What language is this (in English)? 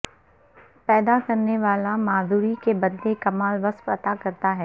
Urdu